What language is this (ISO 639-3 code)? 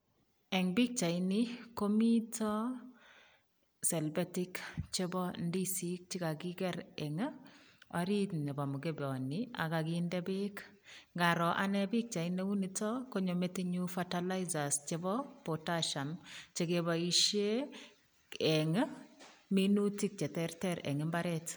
kln